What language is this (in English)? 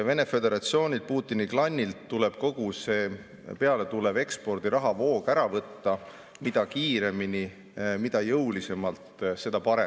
Estonian